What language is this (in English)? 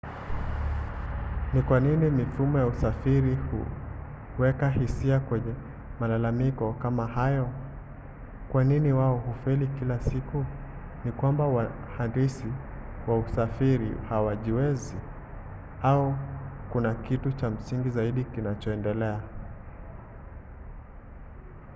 Swahili